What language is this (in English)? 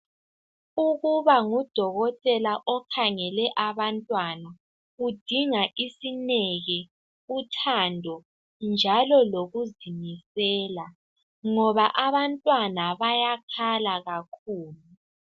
North Ndebele